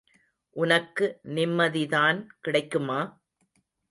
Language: Tamil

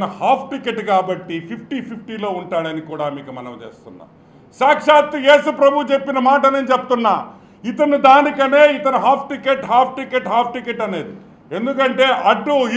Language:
Telugu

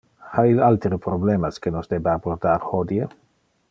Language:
Interlingua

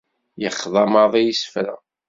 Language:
Kabyle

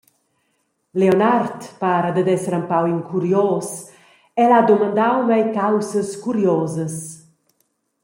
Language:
Romansh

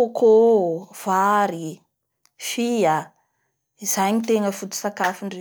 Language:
Bara Malagasy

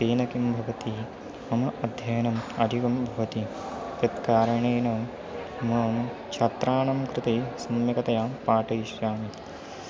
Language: Sanskrit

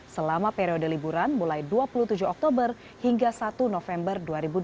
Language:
Indonesian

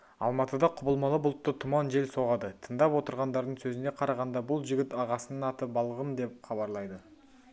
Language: Kazakh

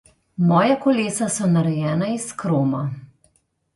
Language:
Slovenian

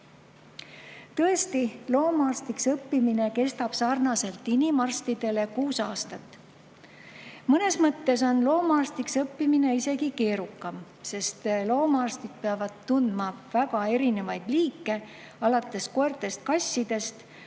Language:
Estonian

